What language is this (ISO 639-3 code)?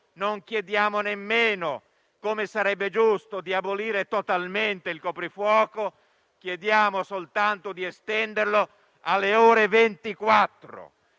ita